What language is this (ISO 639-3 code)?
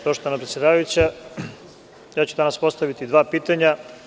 srp